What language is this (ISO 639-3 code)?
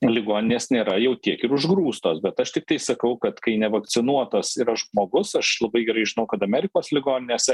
lit